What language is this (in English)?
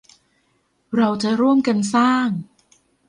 Thai